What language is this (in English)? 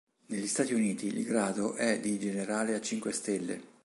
Italian